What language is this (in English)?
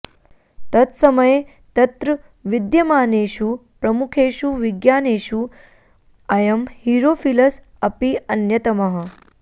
Sanskrit